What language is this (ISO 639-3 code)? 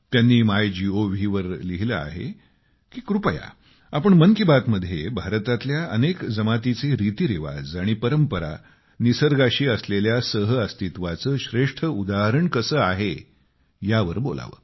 mar